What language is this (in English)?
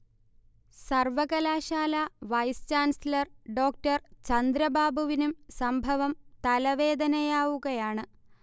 Malayalam